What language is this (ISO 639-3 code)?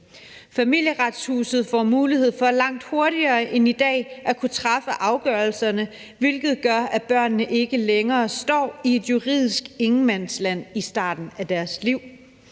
dan